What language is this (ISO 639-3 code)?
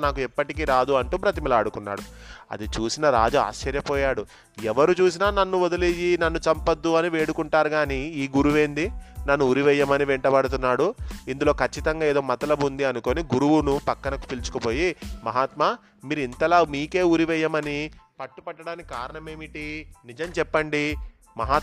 tel